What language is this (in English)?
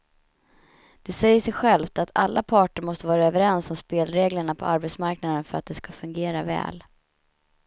Swedish